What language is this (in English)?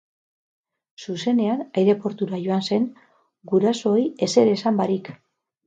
Basque